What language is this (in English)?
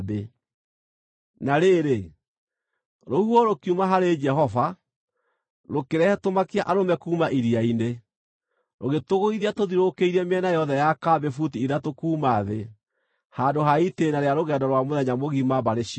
Kikuyu